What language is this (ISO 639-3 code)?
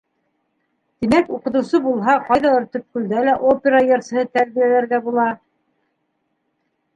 bak